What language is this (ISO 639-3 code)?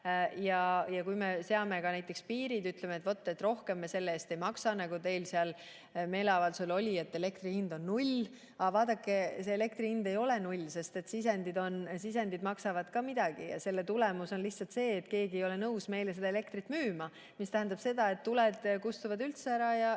est